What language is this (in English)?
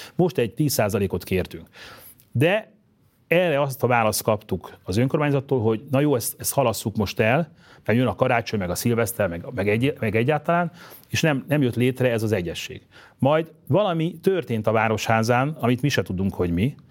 Hungarian